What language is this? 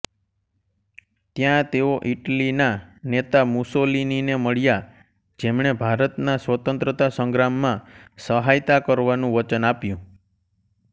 Gujarati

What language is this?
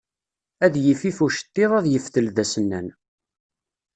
Kabyle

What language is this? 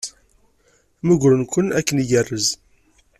Kabyle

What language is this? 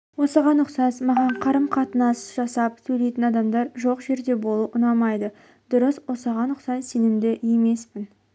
Kazakh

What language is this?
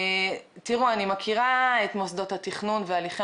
Hebrew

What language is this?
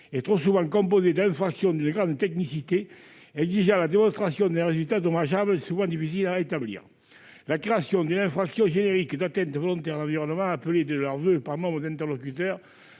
French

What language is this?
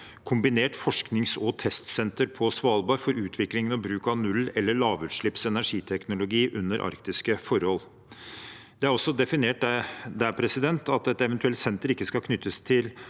Norwegian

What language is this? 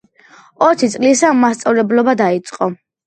Georgian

